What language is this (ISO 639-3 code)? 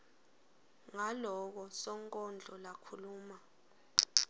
ssw